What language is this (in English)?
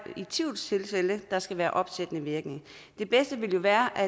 Danish